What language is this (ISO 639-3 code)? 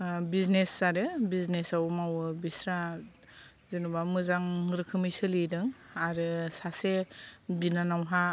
brx